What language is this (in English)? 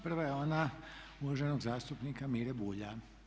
Croatian